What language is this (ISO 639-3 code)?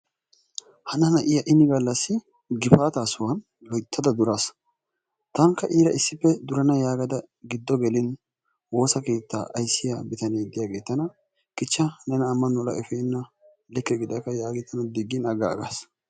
wal